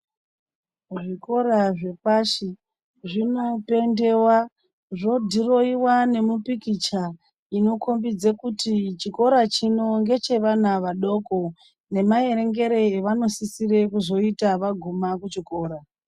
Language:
Ndau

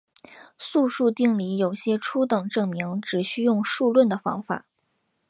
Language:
Chinese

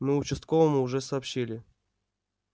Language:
Russian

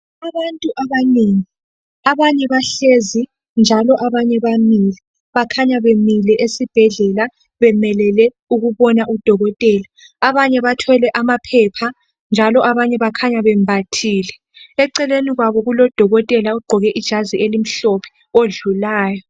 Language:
North Ndebele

